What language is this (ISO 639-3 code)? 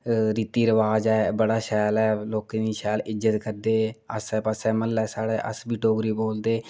doi